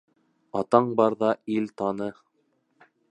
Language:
Bashkir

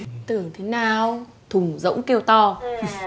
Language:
Vietnamese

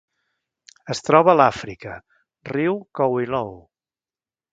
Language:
Catalan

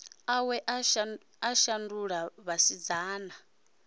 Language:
Venda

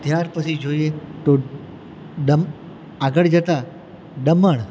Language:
Gujarati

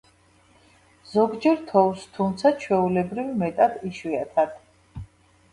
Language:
Georgian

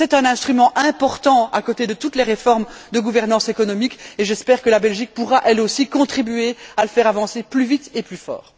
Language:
French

